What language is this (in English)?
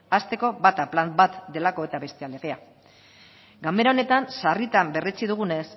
Basque